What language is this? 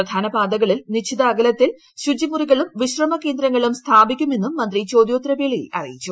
Malayalam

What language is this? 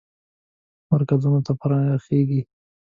Pashto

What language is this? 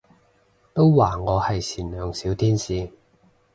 Cantonese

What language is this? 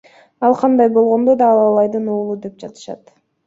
Kyrgyz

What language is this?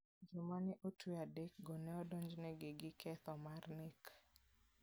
Luo (Kenya and Tanzania)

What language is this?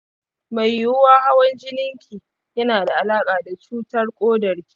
Hausa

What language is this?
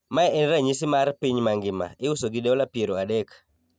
Luo (Kenya and Tanzania)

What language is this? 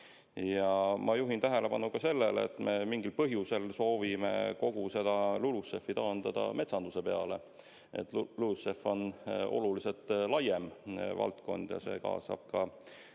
Estonian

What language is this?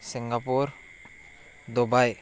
Telugu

